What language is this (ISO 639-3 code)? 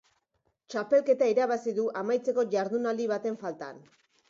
eus